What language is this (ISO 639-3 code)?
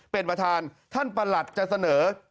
tha